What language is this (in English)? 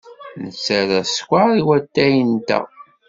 Kabyle